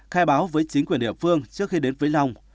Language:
Vietnamese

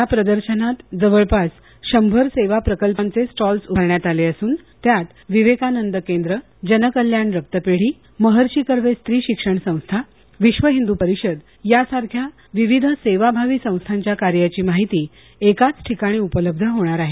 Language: Marathi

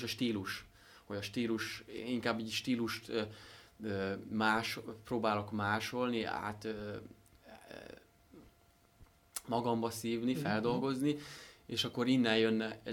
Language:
Hungarian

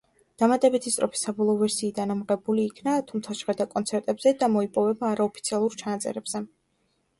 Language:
Georgian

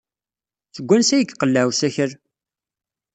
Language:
Kabyle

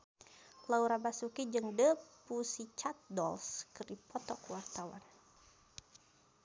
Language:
Sundanese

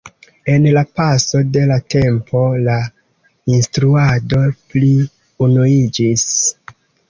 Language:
Esperanto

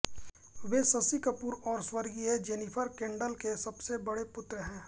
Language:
Hindi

